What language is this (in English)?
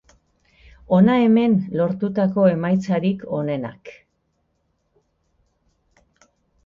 Basque